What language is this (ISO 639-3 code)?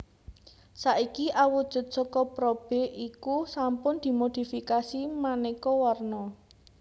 jav